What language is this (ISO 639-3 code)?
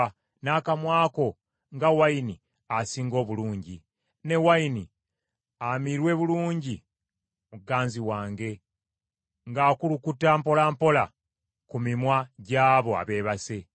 lug